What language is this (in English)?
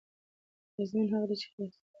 Pashto